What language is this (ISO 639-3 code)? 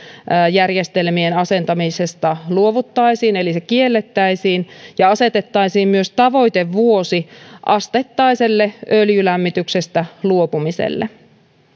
fin